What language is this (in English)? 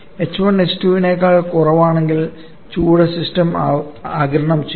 Malayalam